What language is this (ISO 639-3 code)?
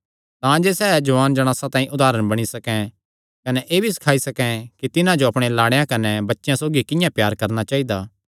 xnr